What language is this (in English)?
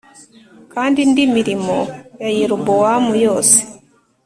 Kinyarwanda